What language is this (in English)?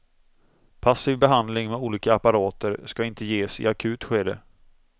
Swedish